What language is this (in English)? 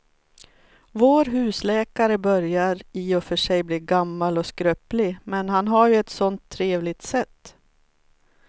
Swedish